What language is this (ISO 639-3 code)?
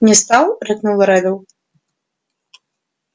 rus